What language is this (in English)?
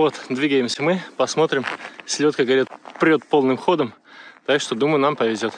Russian